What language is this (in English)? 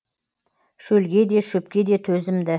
Kazakh